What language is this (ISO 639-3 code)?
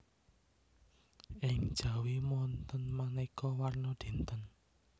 jav